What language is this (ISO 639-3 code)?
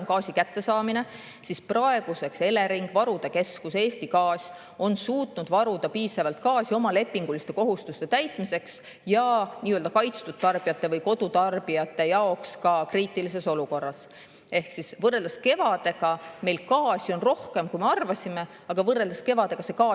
est